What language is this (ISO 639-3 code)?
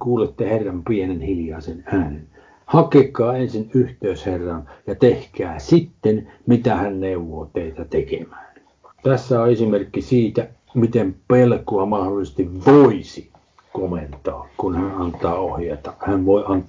fin